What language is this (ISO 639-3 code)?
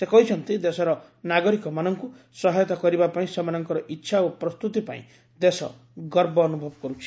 ori